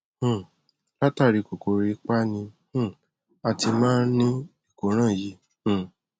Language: Yoruba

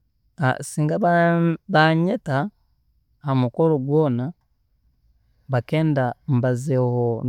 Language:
Tooro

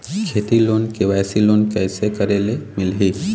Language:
Chhattisgarhi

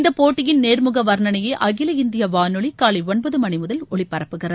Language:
Tamil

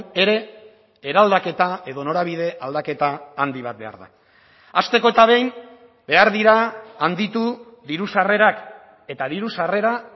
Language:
Basque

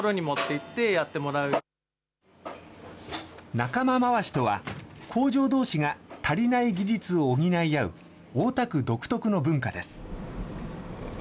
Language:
Japanese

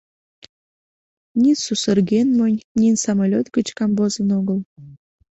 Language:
Mari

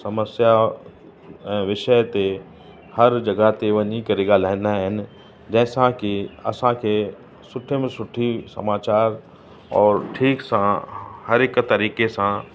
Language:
Sindhi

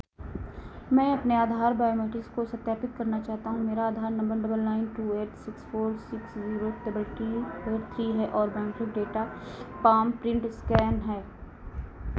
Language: Hindi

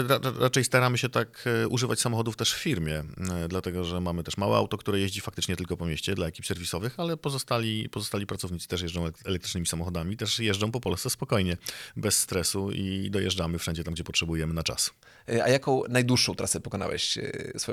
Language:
Polish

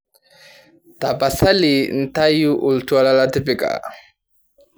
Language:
Masai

